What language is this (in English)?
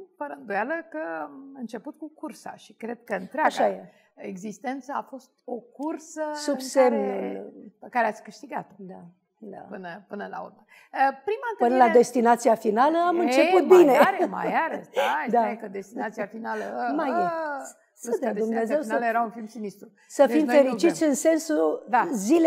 Romanian